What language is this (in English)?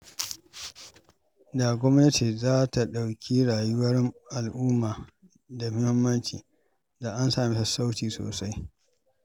Hausa